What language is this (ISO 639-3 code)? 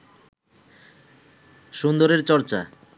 ben